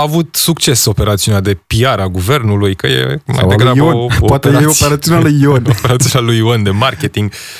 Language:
Romanian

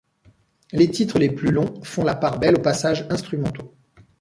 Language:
French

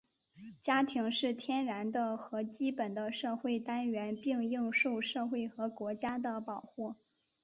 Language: Chinese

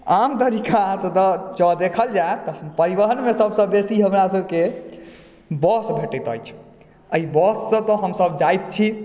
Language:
Maithili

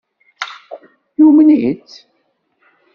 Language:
Kabyle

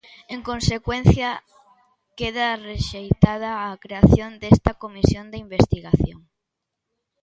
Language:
Galician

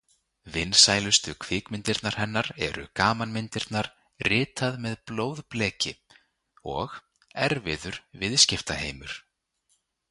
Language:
Icelandic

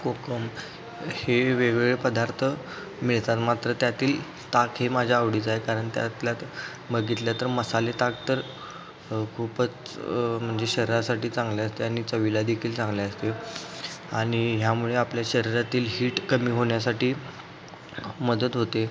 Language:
Marathi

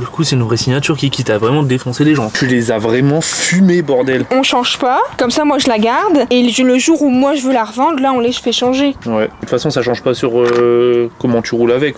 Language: French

